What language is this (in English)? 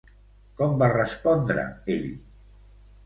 Catalan